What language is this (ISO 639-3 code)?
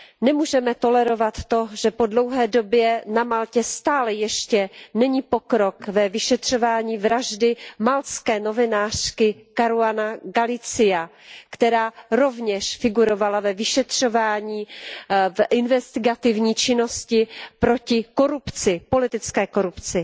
ces